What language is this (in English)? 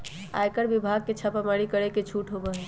Magahi